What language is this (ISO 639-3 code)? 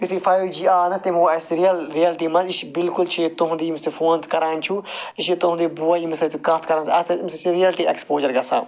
kas